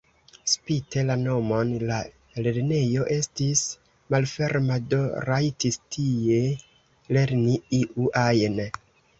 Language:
Esperanto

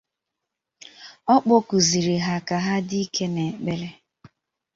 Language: Igbo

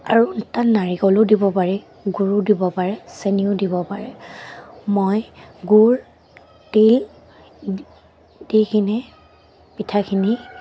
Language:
Assamese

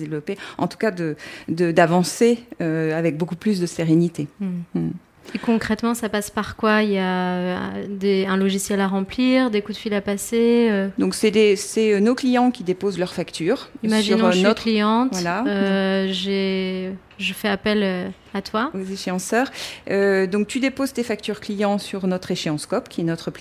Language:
French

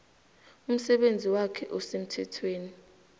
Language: South Ndebele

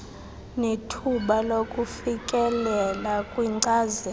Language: Xhosa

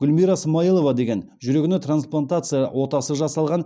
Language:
Kazakh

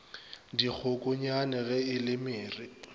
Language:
Northern Sotho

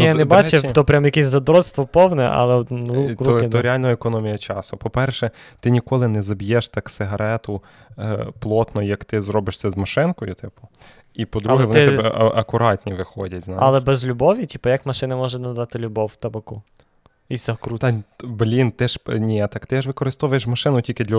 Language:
Ukrainian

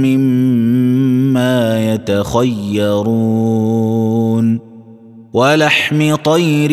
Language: Arabic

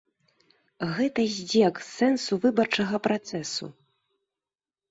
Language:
Belarusian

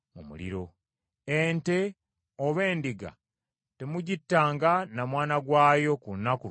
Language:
Ganda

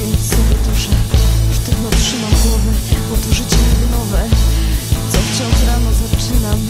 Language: Polish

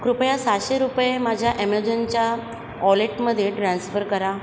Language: Marathi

